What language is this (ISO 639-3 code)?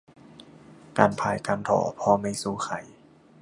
tha